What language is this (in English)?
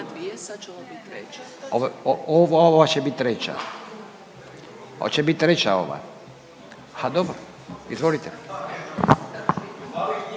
Croatian